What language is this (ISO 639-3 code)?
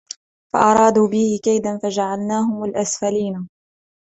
ara